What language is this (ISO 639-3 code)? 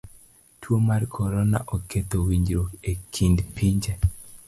luo